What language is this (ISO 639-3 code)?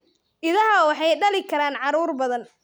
som